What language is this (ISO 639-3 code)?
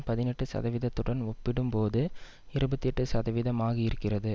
tam